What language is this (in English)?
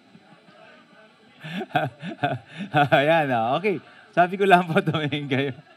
Filipino